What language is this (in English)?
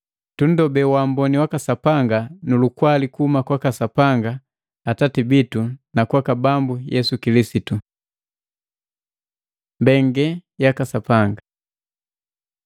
Matengo